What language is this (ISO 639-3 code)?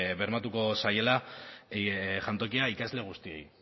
eus